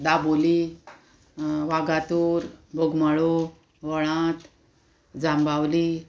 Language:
Konkani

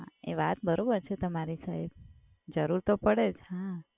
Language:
Gujarati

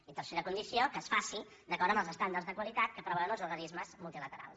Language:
Catalan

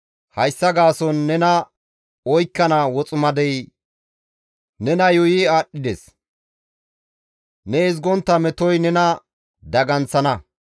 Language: Gamo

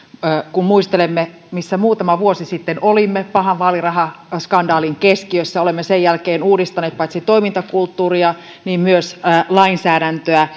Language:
Finnish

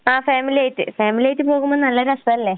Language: Malayalam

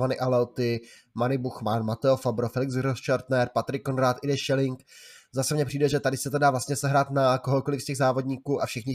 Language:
Czech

